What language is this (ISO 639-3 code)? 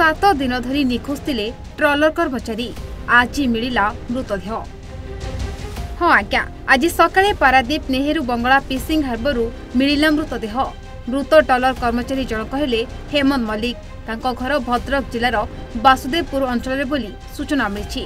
hin